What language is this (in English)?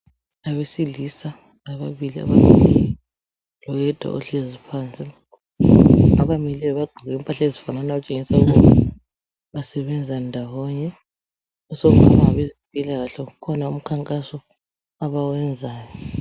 North Ndebele